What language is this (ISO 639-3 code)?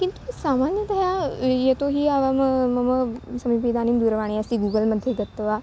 san